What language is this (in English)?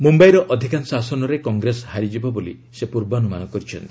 Odia